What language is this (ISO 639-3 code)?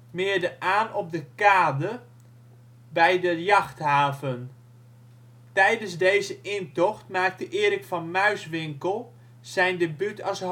nld